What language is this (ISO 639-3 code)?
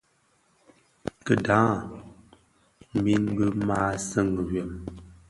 ksf